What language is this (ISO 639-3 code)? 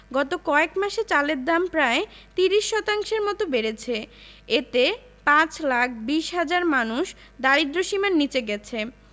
ben